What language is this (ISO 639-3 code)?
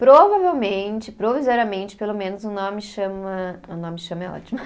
por